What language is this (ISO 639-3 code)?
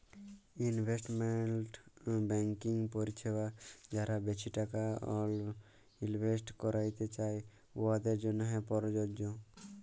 ben